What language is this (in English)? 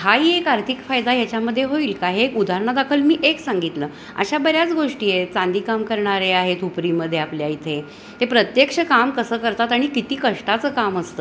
Marathi